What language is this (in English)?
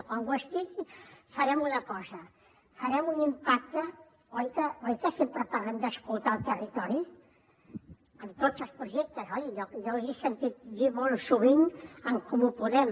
Catalan